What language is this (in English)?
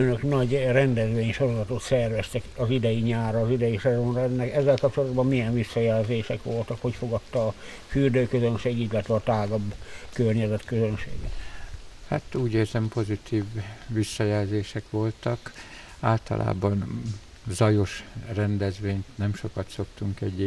Hungarian